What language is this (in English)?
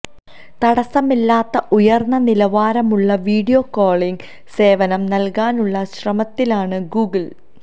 Malayalam